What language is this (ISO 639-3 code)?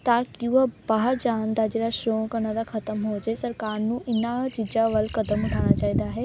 pan